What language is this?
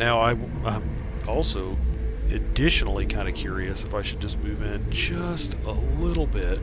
English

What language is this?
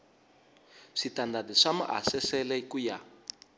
Tsonga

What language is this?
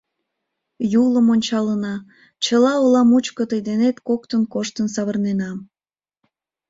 Mari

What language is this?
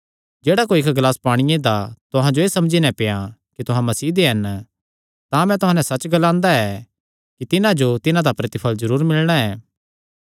Kangri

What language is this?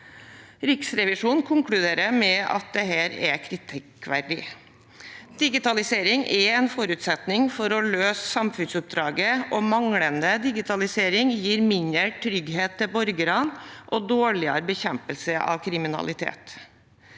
Norwegian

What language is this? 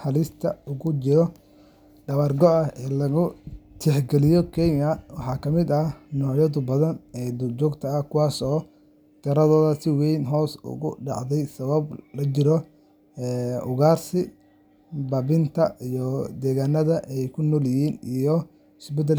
Somali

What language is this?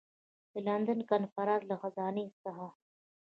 Pashto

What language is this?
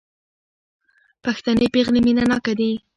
Pashto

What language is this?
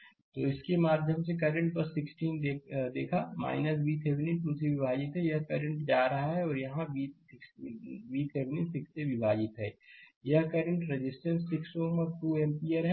Hindi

